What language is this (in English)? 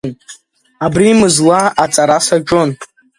Abkhazian